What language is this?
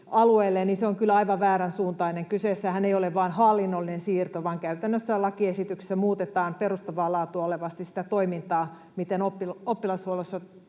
Finnish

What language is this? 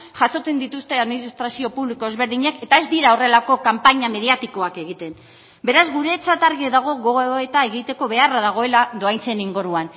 Basque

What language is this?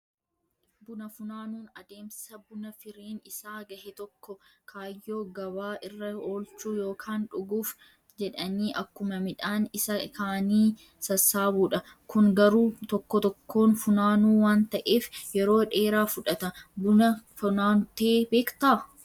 Oromo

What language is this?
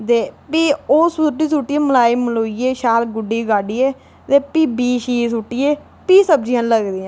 Dogri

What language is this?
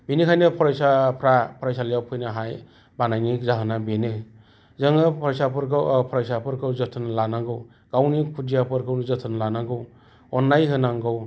Bodo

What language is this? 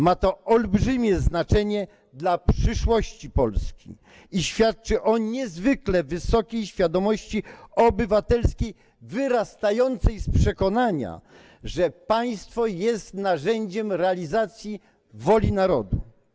Polish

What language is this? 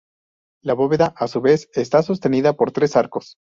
Spanish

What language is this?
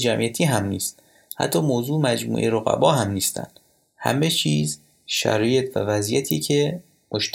Persian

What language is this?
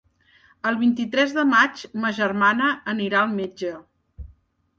Catalan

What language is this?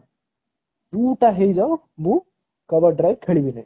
Odia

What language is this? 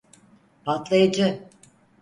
Turkish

